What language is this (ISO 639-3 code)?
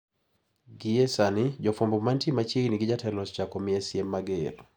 luo